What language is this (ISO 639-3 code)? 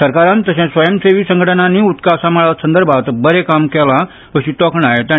kok